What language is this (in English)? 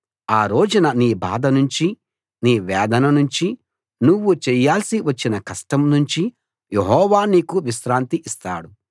Telugu